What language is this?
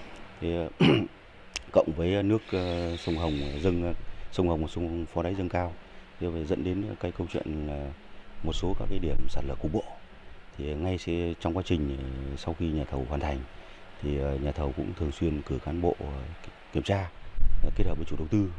Vietnamese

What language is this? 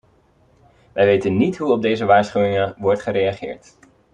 Dutch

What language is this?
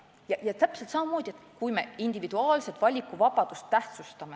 Estonian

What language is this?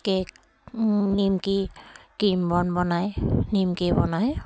Assamese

